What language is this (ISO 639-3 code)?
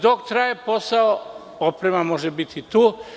srp